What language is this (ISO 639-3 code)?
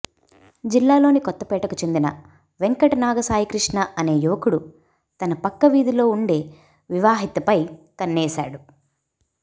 tel